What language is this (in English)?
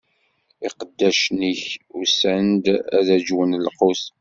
Kabyle